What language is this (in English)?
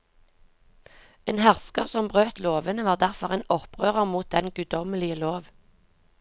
Norwegian